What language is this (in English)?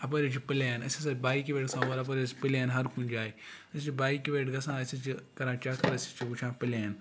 Kashmiri